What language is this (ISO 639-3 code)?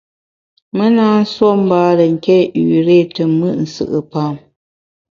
bax